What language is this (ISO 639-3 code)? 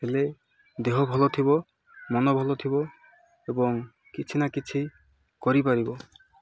ori